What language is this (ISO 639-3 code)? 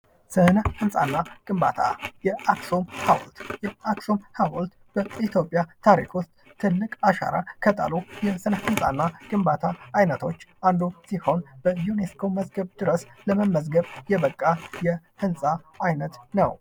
amh